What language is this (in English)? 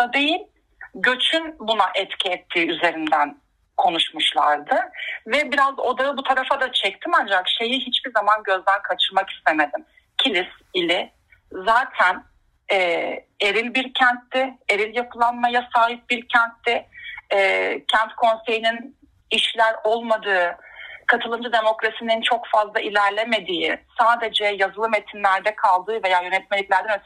Turkish